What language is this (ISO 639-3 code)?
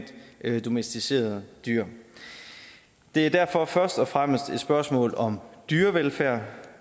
dan